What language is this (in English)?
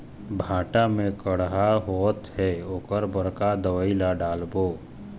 Chhattisgarhi